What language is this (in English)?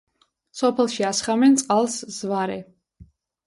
Georgian